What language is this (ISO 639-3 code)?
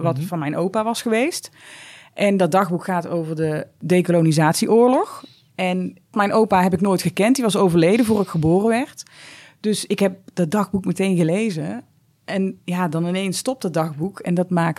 nld